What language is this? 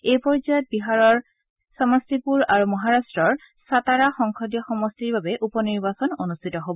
Assamese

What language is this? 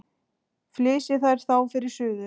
Icelandic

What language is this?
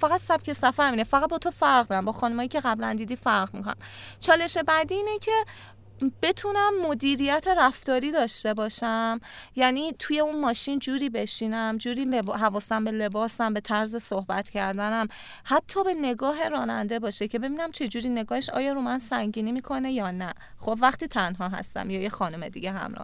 Persian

